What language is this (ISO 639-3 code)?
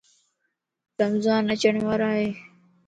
lss